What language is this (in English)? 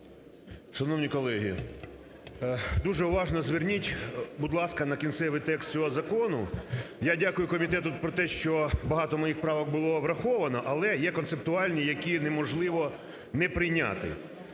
Ukrainian